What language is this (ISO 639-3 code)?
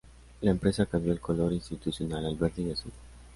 spa